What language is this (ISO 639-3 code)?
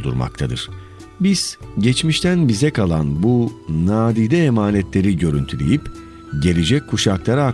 tur